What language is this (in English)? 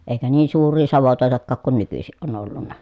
Finnish